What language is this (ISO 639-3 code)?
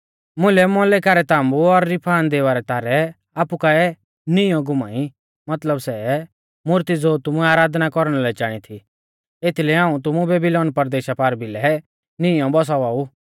bfz